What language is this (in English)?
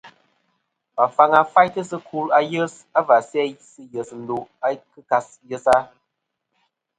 Kom